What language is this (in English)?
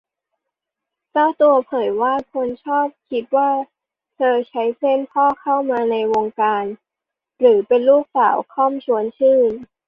Thai